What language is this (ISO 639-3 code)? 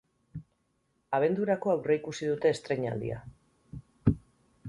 eus